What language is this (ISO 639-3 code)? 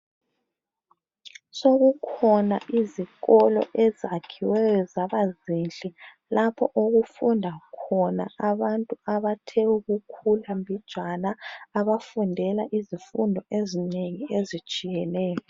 nde